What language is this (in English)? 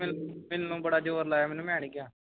Punjabi